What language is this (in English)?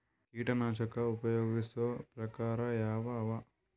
Kannada